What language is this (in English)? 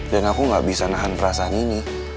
Indonesian